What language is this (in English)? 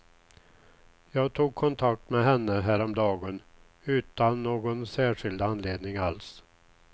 Swedish